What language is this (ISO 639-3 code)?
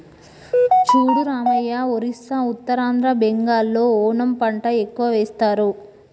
tel